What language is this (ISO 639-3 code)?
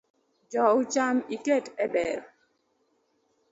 luo